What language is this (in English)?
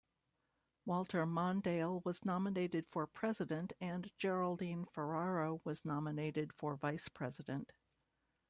English